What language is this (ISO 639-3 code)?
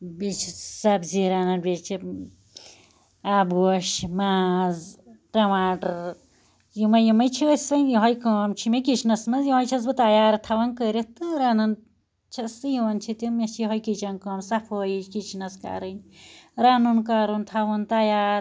kas